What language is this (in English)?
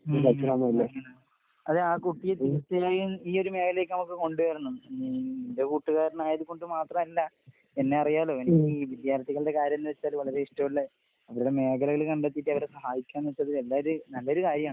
Malayalam